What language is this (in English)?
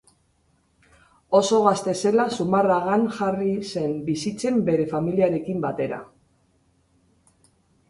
Basque